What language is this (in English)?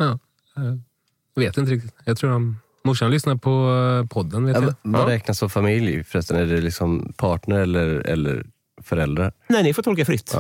Swedish